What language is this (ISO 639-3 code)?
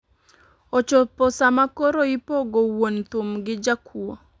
luo